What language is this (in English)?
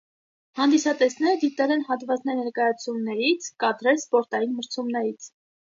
Armenian